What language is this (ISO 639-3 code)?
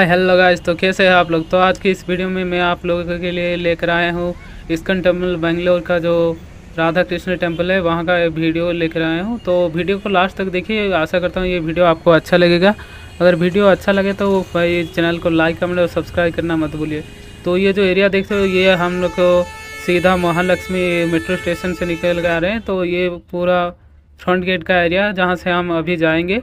hin